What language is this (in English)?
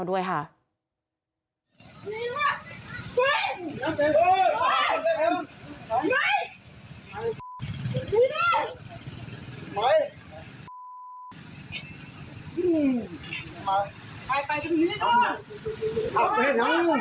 Thai